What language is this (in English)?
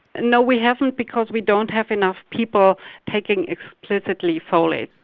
English